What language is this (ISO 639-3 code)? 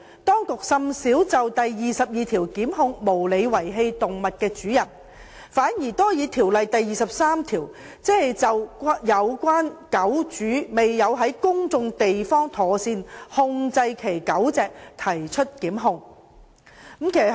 yue